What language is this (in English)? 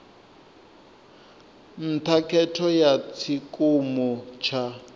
Venda